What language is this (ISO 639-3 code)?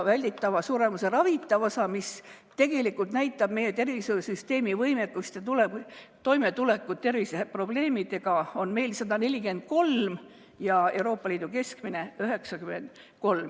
est